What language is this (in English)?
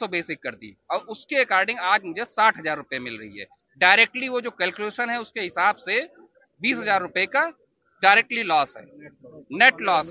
Hindi